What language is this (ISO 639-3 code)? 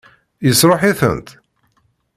kab